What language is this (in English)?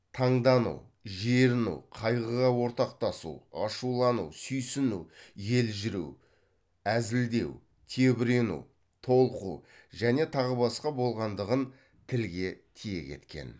Kazakh